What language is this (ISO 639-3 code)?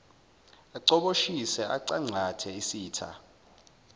zul